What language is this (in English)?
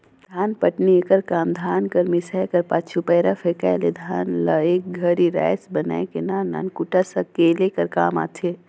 Chhattisgarhi